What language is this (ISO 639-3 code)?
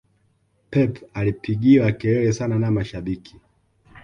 swa